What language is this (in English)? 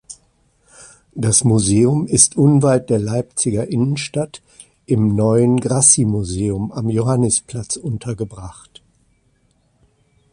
German